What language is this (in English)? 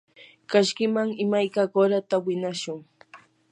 Yanahuanca Pasco Quechua